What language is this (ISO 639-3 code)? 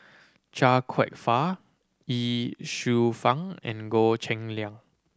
eng